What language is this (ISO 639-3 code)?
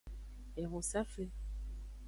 ajg